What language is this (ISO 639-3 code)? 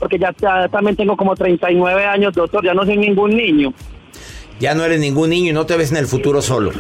spa